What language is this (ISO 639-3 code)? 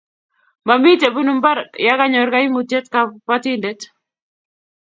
kln